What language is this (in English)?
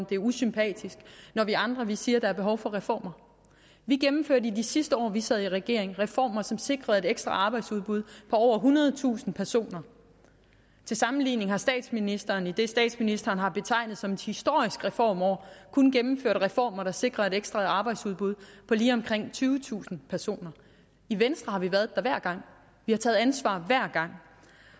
Danish